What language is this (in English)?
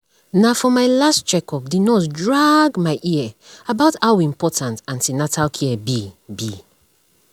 Nigerian Pidgin